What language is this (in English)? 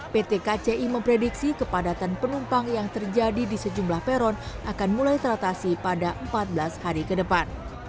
Indonesian